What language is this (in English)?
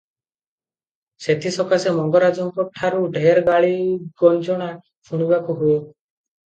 Odia